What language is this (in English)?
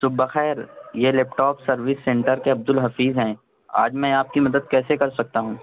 Urdu